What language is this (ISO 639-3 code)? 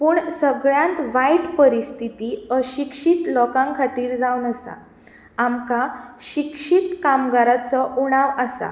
kok